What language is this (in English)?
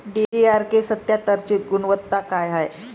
Marathi